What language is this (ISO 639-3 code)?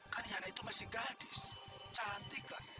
ind